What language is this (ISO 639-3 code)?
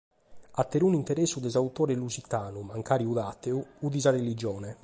srd